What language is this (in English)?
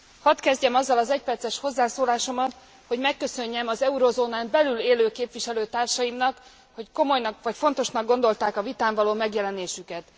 Hungarian